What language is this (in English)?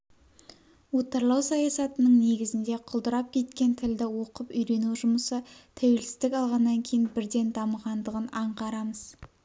Kazakh